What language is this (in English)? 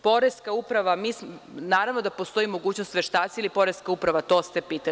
Serbian